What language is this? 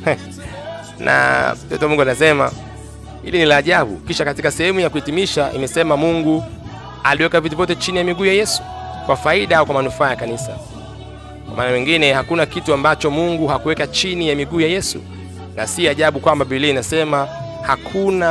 Swahili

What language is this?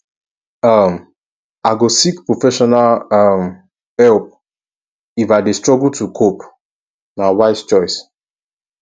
Nigerian Pidgin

